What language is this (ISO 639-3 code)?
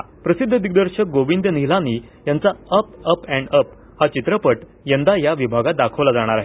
mar